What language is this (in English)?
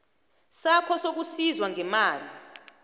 South Ndebele